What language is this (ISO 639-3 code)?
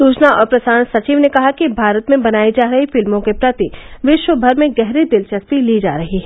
hin